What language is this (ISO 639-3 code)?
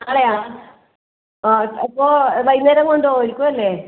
mal